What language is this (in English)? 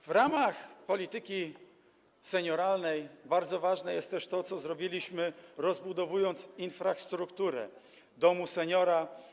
Polish